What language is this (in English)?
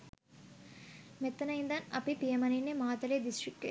Sinhala